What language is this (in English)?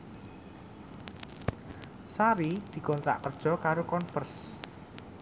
Javanese